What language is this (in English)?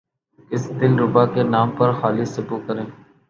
Urdu